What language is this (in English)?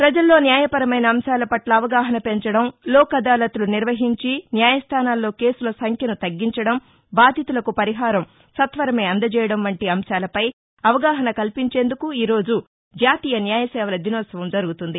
Telugu